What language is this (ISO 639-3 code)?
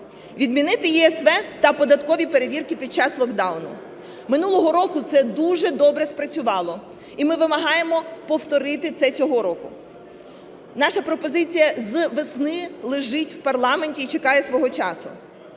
ukr